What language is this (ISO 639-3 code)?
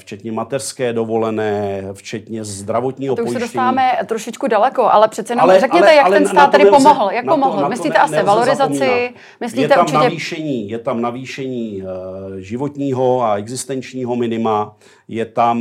ces